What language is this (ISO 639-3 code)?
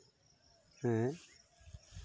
sat